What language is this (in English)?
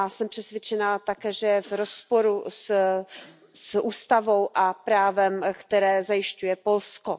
Czech